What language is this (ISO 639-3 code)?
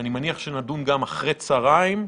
heb